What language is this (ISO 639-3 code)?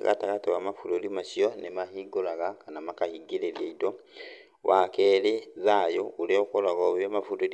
kik